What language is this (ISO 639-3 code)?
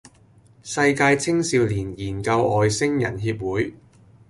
yue